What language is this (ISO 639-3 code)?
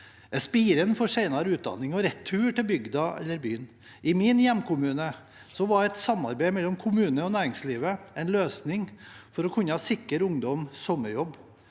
nor